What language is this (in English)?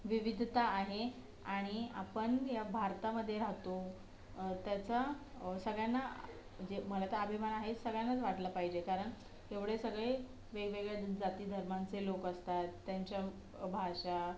Marathi